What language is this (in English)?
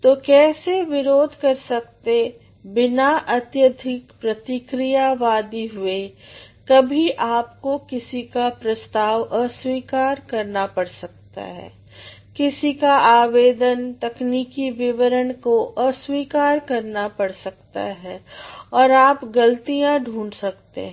Hindi